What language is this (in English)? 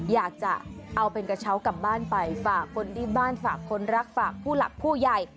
Thai